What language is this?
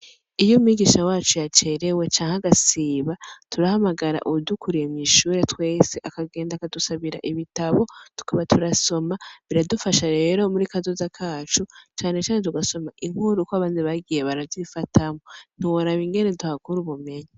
Rundi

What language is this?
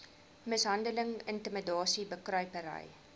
Afrikaans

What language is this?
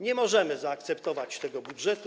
Polish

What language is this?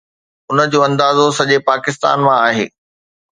Sindhi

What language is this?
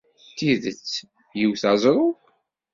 Kabyle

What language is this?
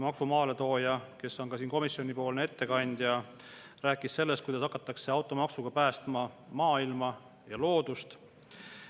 Estonian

